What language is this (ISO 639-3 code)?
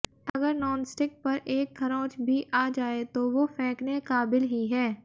hin